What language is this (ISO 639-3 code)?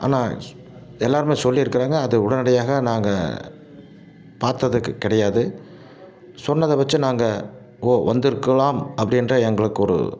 tam